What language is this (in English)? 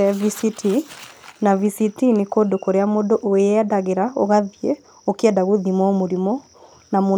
Kikuyu